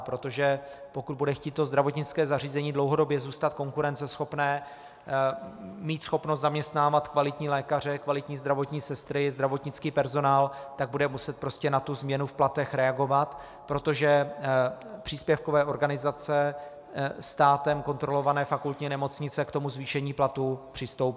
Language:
Czech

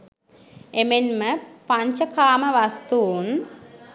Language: Sinhala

